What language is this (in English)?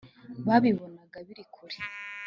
Kinyarwanda